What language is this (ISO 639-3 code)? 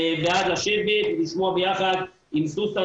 heb